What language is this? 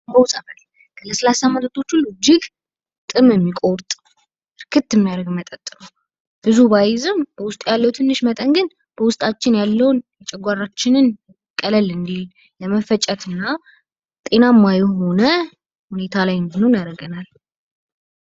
Amharic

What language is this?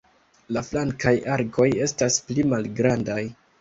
Esperanto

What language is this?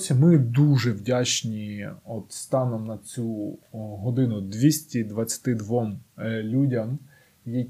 Ukrainian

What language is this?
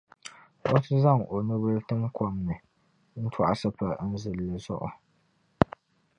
Dagbani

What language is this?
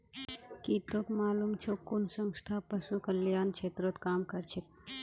Magahi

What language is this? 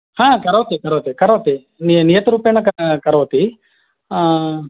Sanskrit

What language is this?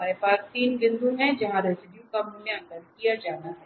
Hindi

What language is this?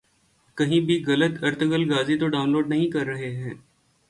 Urdu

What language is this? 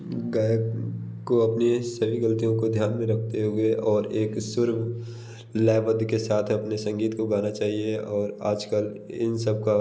Hindi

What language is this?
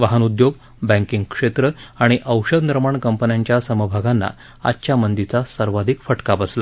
Marathi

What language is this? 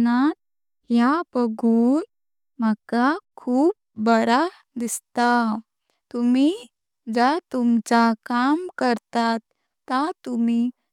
Konkani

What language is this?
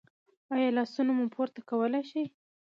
Pashto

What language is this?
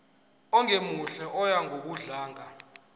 Zulu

